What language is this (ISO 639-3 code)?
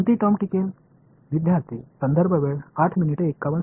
tam